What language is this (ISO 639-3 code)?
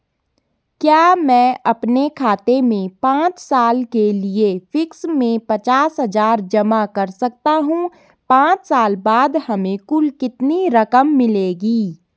hin